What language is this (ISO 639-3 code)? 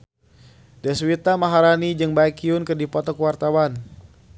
sun